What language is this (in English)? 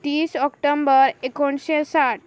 Konkani